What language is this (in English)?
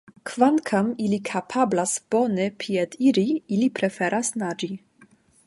Esperanto